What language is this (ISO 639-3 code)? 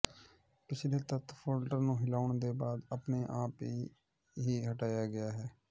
pan